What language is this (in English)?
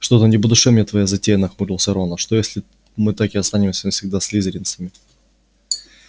Russian